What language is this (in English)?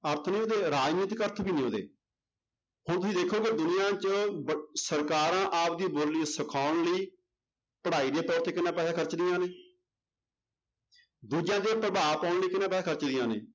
Punjabi